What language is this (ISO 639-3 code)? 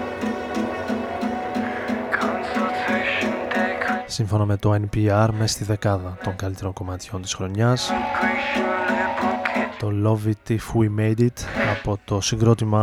ell